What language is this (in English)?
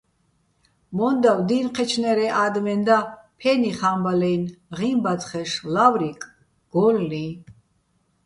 Bats